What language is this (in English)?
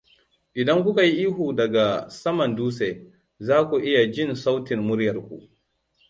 Hausa